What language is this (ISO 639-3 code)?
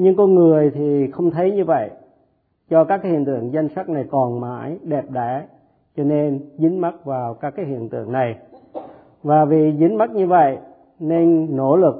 vie